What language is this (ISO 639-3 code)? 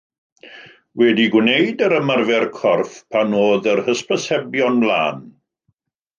cym